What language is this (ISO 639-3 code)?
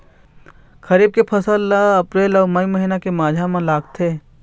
hne